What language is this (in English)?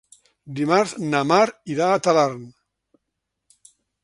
Catalan